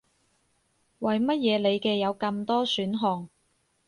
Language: Cantonese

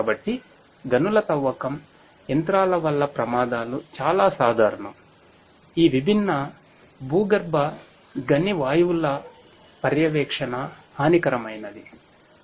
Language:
Telugu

